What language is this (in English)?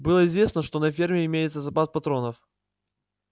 Russian